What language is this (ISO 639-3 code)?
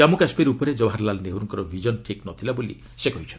ori